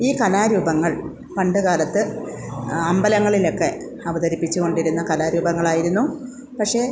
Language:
Malayalam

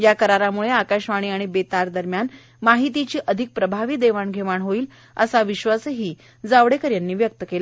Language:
Marathi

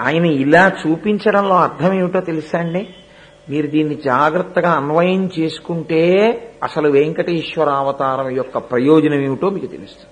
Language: Telugu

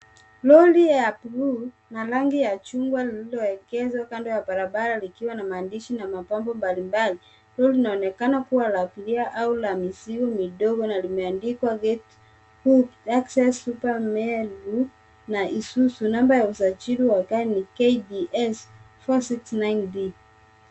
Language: Swahili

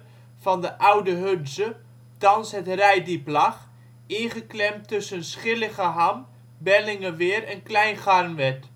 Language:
Dutch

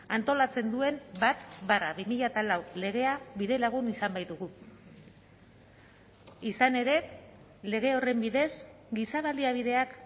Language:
Basque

